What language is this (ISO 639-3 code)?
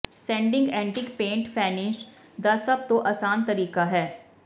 pan